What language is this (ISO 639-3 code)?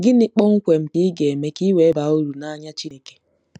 ibo